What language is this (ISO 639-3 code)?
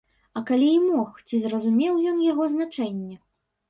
bel